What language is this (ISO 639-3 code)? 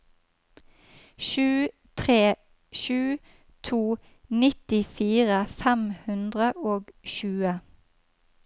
nor